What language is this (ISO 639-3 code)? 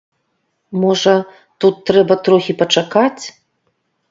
bel